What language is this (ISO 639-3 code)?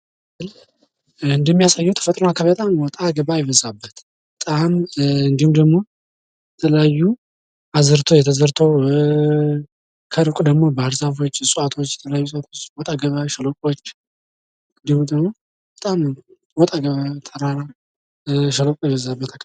amh